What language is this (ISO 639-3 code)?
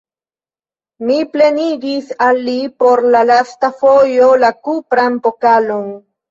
epo